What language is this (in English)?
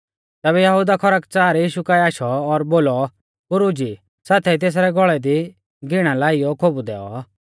Mahasu Pahari